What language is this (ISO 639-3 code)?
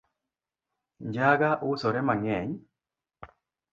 luo